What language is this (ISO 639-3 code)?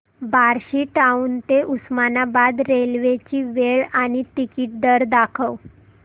mar